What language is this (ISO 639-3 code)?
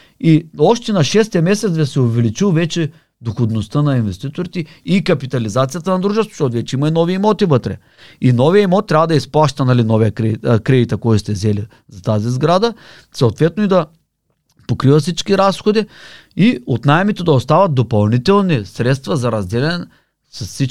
bul